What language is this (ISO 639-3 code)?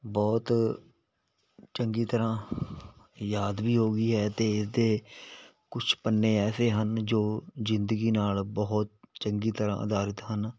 pan